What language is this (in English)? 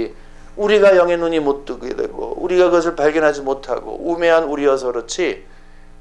Korean